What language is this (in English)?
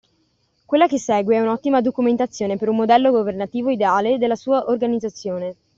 Italian